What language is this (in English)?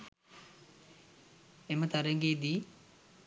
Sinhala